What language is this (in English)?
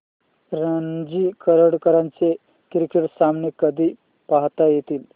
Marathi